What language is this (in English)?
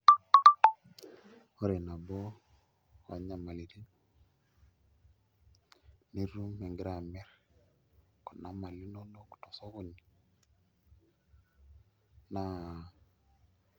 Masai